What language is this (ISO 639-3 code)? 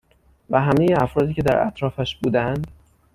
fas